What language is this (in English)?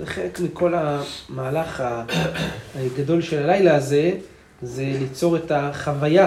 Hebrew